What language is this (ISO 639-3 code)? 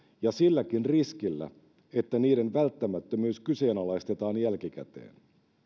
fin